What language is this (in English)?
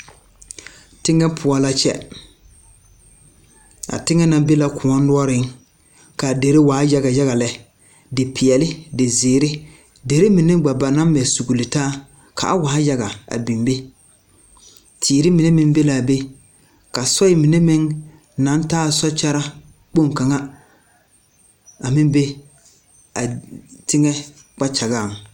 Southern Dagaare